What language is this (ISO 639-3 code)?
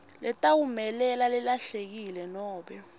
ssw